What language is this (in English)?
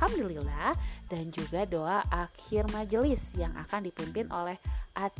Indonesian